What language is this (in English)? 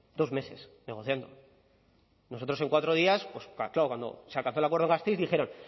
Spanish